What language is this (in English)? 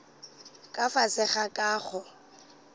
Northern Sotho